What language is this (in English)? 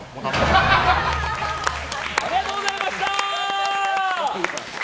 Japanese